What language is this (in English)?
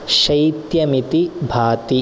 Sanskrit